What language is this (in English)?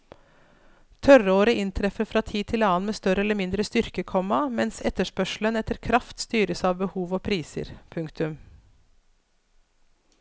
Norwegian